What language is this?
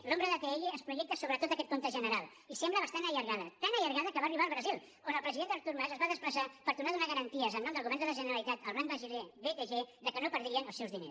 Catalan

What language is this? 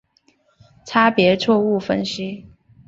Chinese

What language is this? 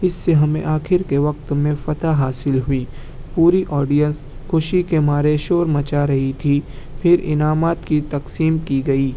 Urdu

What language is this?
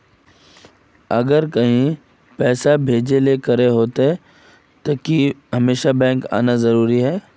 Magahi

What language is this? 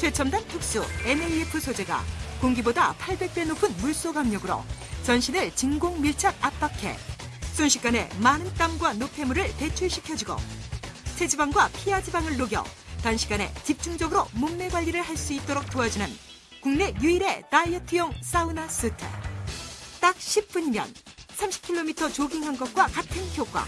Korean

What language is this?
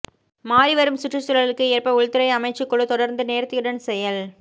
Tamil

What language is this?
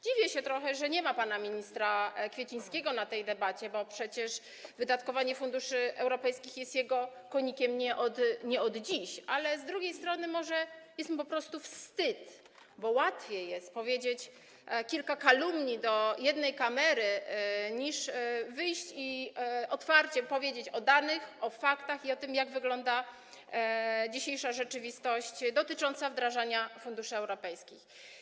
Polish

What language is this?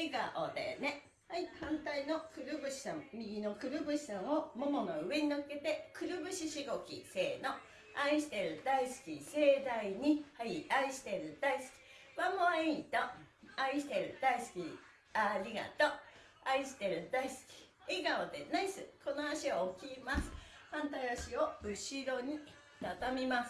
Japanese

